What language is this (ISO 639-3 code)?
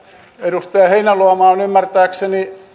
fin